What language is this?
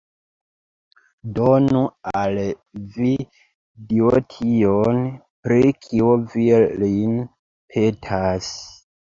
Esperanto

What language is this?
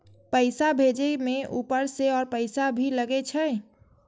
Maithili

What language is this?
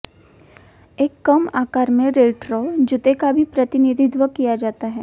Hindi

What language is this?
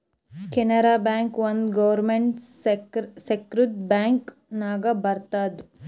Kannada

